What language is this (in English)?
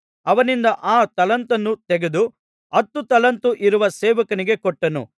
Kannada